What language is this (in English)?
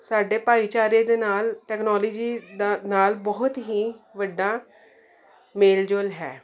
Punjabi